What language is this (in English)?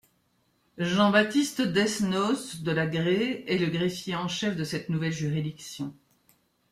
French